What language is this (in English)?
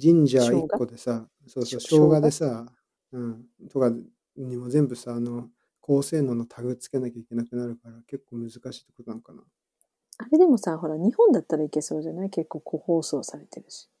Japanese